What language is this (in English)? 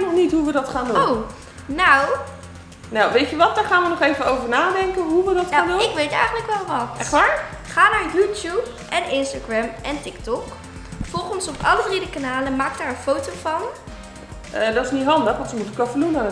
Dutch